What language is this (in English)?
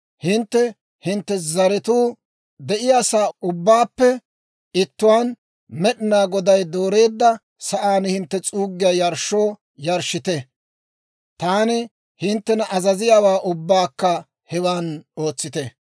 Dawro